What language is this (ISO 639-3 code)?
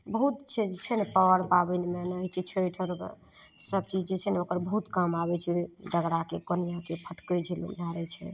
mai